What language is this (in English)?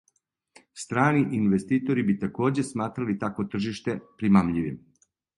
Serbian